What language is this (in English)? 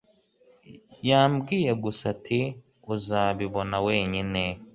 Kinyarwanda